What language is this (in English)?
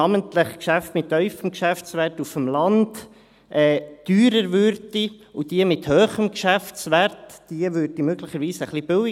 Swiss German